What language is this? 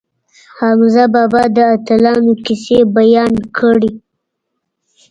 Pashto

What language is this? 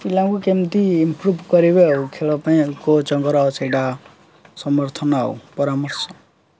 Odia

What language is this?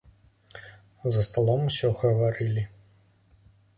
Belarusian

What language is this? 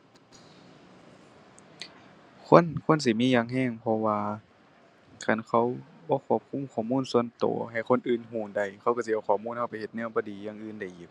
Thai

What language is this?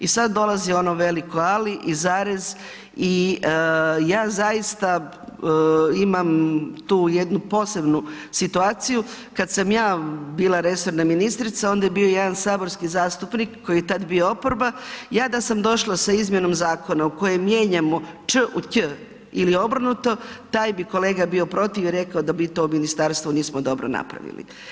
Croatian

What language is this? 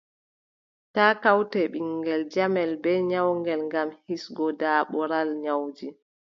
Adamawa Fulfulde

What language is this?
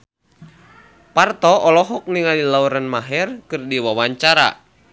Sundanese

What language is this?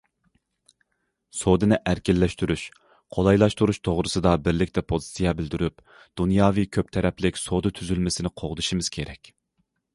Uyghur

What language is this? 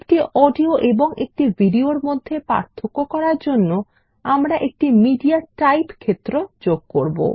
Bangla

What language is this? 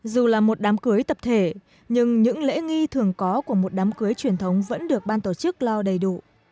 Vietnamese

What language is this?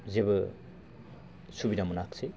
Bodo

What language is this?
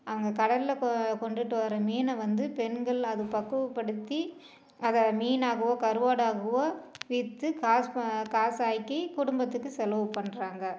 Tamil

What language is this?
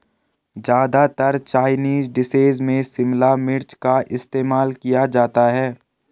Hindi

